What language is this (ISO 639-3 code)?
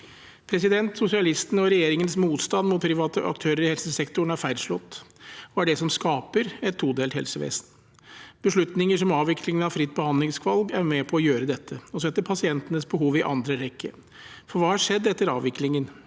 nor